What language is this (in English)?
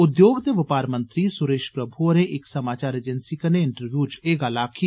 Dogri